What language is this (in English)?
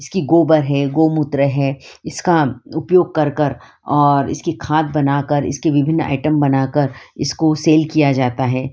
Hindi